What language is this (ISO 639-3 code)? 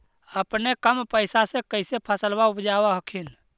mag